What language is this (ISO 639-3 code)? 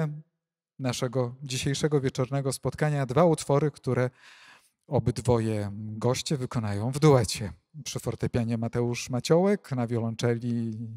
pol